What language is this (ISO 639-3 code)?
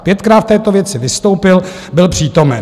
ces